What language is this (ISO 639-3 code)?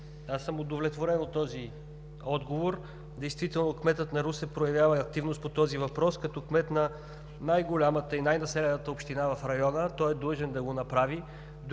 bul